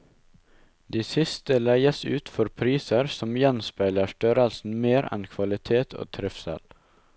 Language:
Norwegian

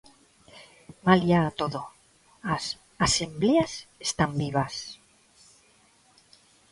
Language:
Galician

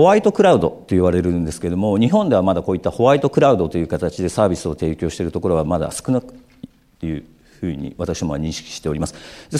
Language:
Japanese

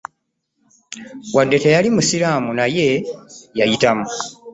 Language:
Ganda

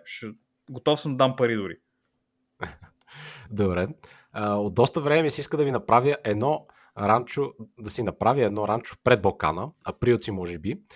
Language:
Bulgarian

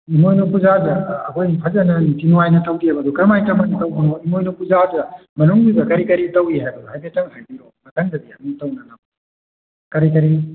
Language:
Manipuri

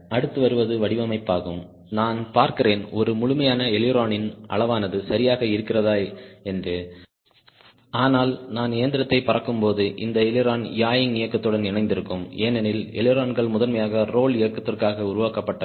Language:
Tamil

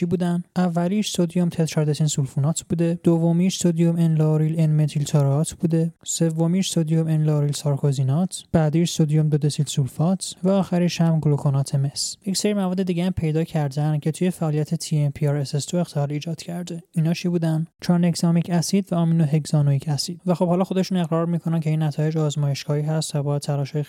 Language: Persian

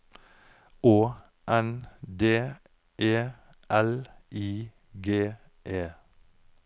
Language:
Norwegian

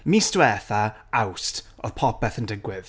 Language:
Welsh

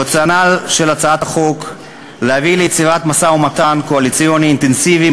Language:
Hebrew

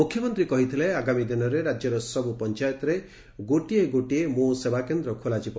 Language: Odia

